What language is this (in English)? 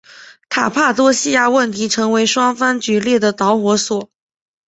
Chinese